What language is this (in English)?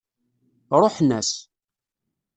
Kabyle